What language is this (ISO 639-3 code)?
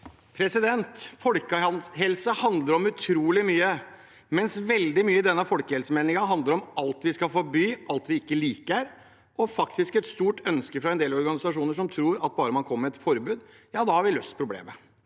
nor